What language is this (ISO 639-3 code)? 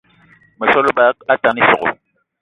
eto